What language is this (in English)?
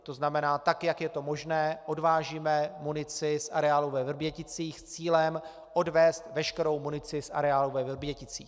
Czech